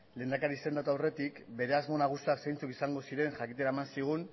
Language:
Basque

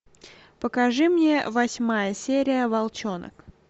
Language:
Russian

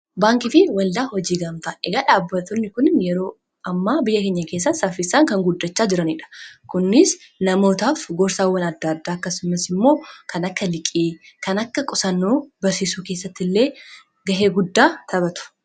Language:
Oromo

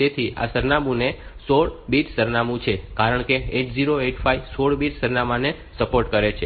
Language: Gujarati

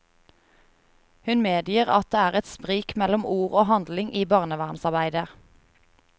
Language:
Norwegian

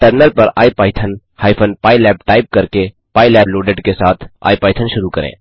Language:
Hindi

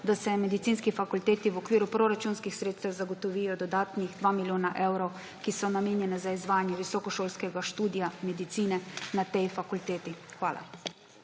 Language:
Slovenian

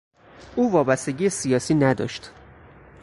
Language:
Persian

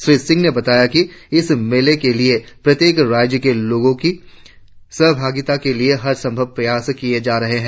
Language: Hindi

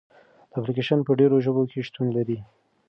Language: Pashto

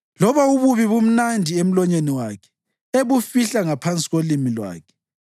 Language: North Ndebele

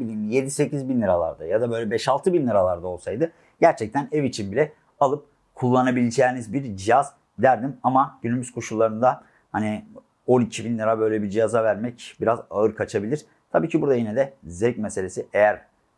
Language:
Turkish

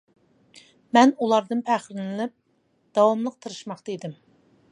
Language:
Uyghur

